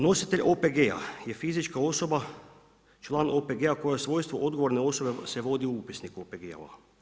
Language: Croatian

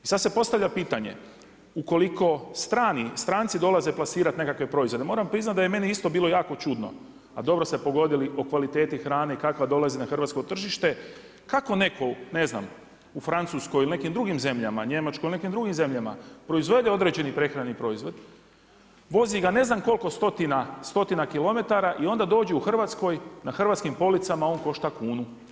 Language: Croatian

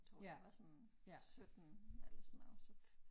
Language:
Danish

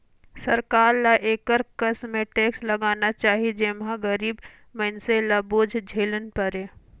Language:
Chhattisgarhi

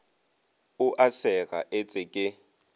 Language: Northern Sotho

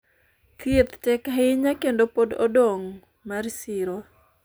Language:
Luo (Kenya and Tanzania)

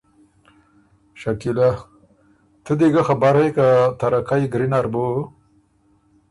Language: Ormuri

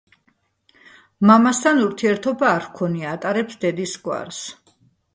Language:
Georgian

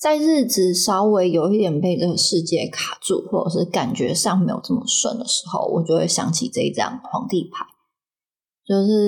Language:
Chinese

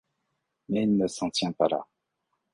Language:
French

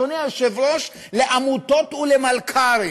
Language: Hebrew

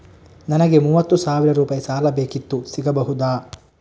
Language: Kannada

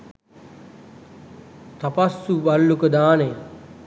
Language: Sinhala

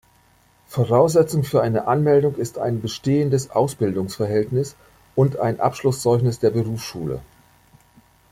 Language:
German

